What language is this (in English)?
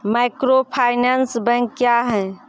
Maithili